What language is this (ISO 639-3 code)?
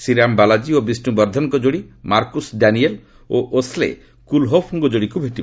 ori